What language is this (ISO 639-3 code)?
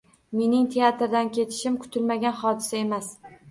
uzb